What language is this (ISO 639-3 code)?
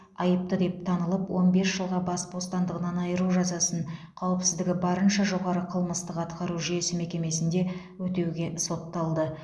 kaz